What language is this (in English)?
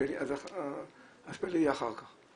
Hebrew